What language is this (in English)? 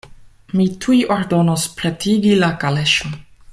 Esperanto